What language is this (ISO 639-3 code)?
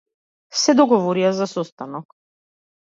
mkd